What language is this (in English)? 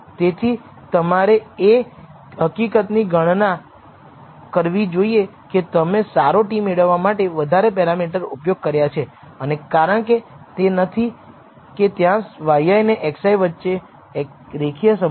Gujarati